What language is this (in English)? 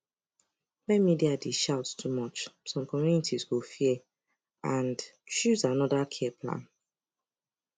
Nigerian Pidgin